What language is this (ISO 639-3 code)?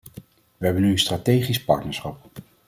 nld